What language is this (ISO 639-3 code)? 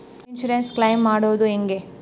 kan